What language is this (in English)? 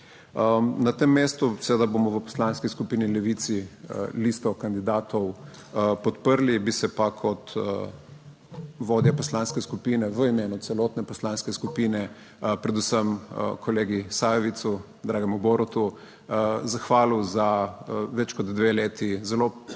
Slovenian